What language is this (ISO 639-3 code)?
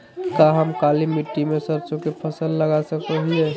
mag